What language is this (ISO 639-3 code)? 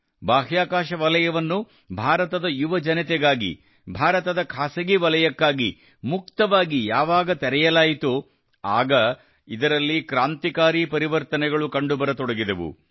kan